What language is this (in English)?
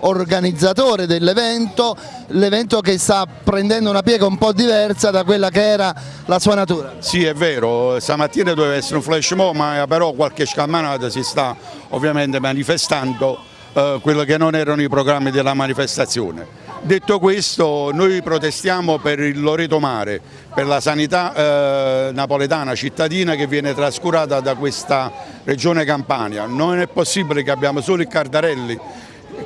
Italian